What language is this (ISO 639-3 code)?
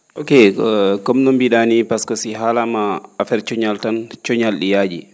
ful